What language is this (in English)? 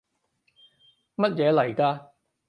Cantonese